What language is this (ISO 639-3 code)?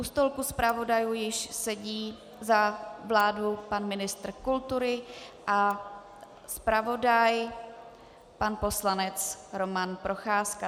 ces